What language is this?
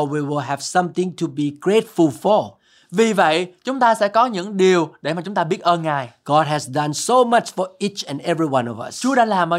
Vietnamese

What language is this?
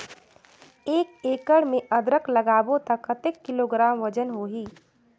Chhattisgarhi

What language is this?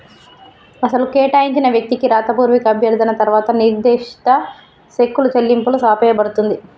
Telugu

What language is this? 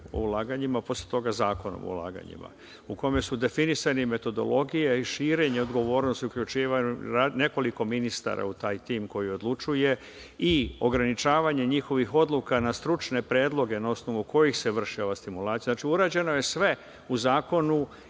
Serbian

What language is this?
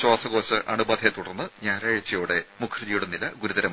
Malayalam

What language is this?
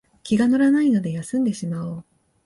Japanese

